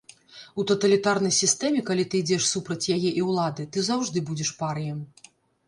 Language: Belarusian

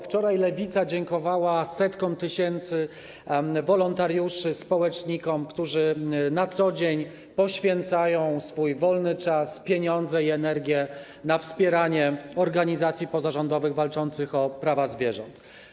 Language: Polish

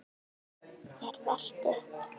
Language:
Icelandic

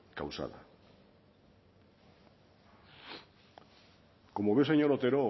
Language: Spanish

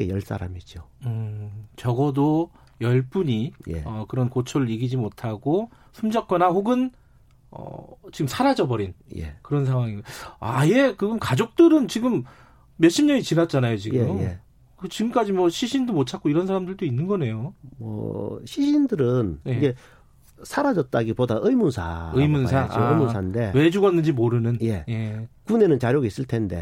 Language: Korean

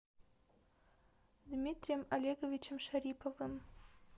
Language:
Russian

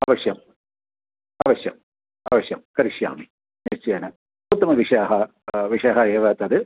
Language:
Sanskrit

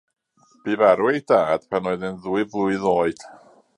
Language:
Welsh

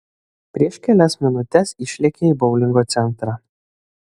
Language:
Lithuanian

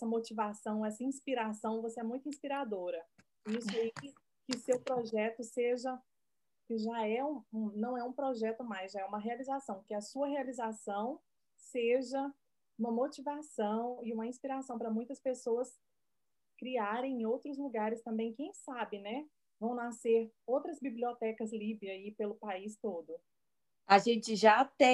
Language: Portuguese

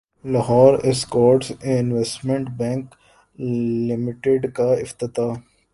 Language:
Urdu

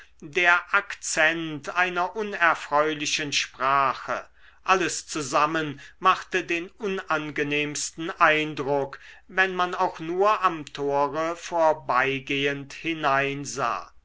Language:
German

